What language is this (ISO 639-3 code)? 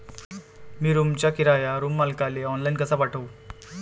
mar